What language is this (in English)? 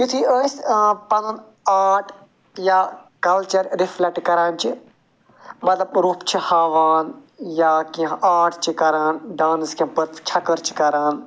Kashmiri